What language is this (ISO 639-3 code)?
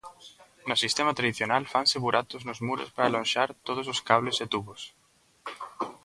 glg